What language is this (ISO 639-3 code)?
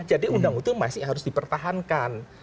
ind